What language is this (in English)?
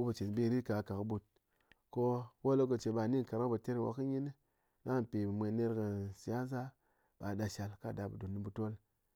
Ngas